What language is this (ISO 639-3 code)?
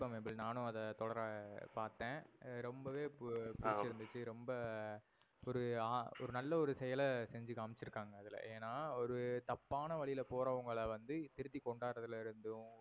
tam